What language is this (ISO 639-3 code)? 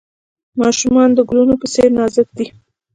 pus